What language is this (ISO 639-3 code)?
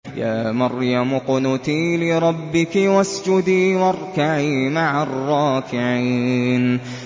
ara